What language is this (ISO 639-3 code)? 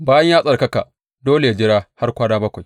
hau